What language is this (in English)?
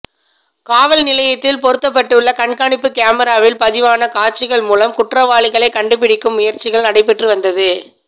Tamil